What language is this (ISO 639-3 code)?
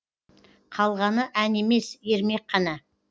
kaz